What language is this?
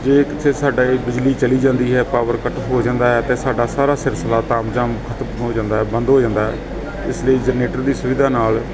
Punjabi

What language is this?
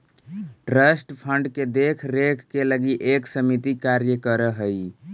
Magahi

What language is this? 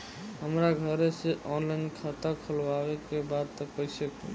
Bhojpuri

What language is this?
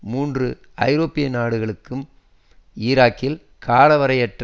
Tamil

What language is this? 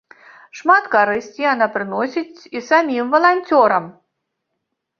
Belarusian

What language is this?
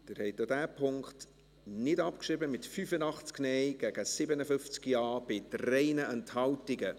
Swiss German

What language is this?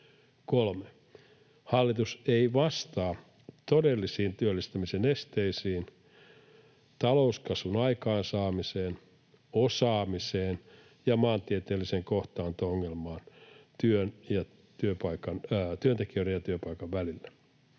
Finnish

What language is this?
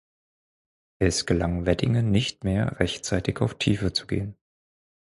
German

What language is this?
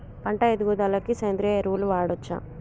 Telugu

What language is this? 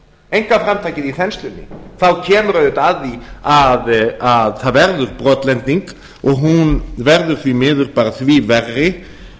Icelandic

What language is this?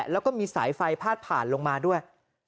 Thai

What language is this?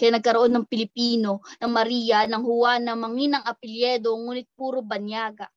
Filipino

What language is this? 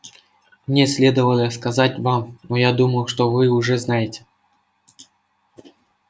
Russian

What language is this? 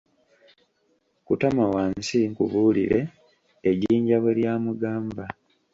Ganda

